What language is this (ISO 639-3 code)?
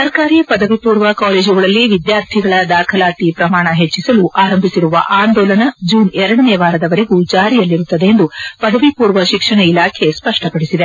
kan